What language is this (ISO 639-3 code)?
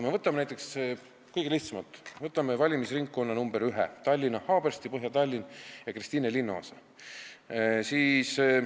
est